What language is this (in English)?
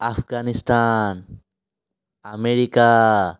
Assamese